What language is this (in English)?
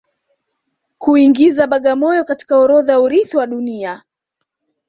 Swahili